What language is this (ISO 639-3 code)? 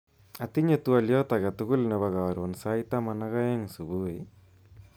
kln